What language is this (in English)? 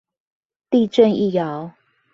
Chinese